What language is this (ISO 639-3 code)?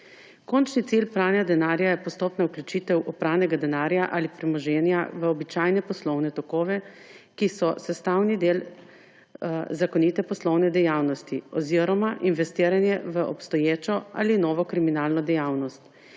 slv